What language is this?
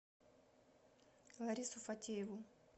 Russian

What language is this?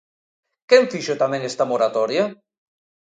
Galician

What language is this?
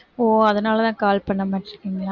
Tamil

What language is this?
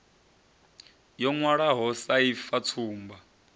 Venda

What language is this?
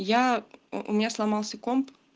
Russian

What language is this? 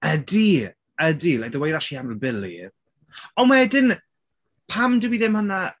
Welsh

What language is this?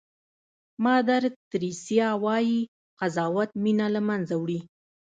Pashto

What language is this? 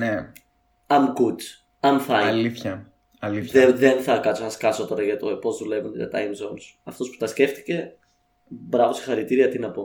Greek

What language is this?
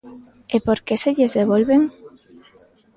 Galician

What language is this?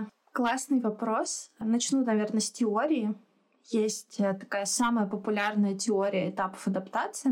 Russian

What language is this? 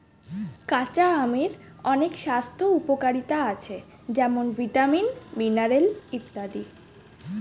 Bangla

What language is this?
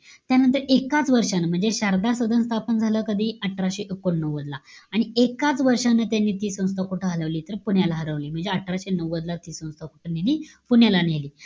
Marathi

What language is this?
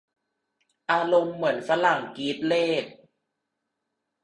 Thai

